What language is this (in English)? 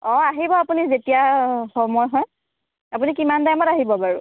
Assamese